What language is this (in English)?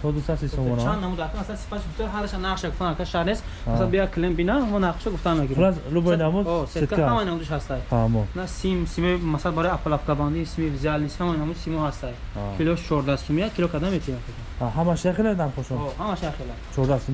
Turkish